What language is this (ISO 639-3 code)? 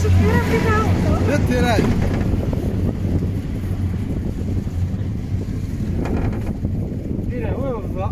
tha